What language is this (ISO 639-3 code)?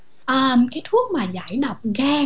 vie